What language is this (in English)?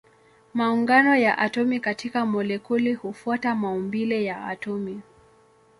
Swahili